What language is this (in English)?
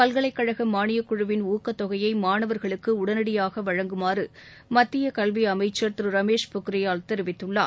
Tamil